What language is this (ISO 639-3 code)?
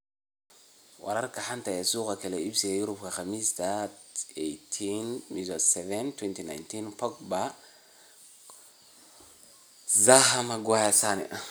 som